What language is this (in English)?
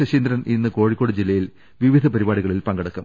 Malayalam